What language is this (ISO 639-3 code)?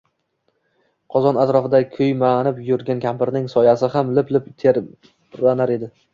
uzb